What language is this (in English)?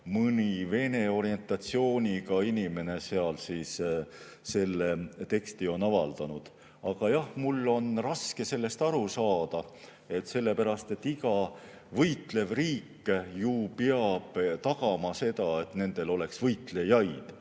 Estonian